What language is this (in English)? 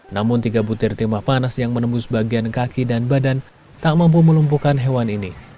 Indonesian